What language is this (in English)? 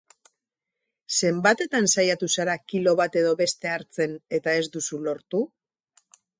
Basque